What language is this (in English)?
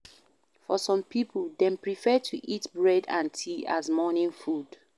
Nigerian Pidgin